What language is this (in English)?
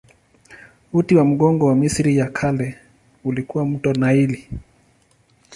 Swahili